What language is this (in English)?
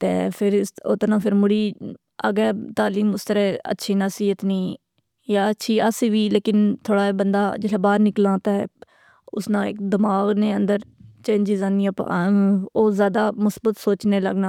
Pahari-Potwari